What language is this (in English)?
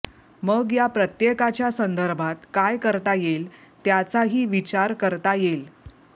Marathi